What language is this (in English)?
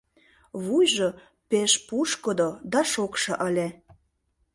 Mari